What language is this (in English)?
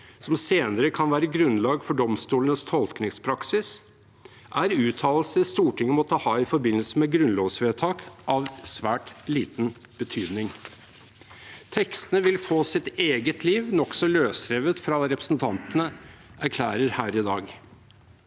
Norwegian